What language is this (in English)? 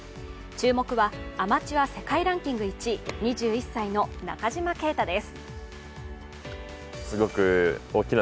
Japanese